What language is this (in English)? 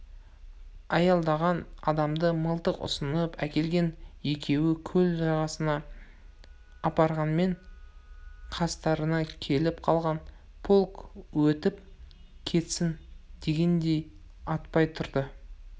Kazakh